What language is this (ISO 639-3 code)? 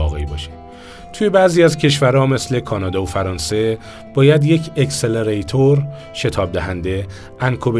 fas